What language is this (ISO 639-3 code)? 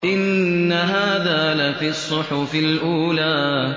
ara